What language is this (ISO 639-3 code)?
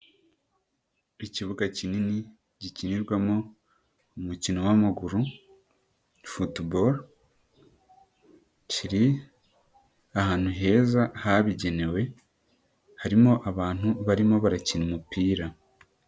kin